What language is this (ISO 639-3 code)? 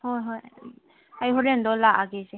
mni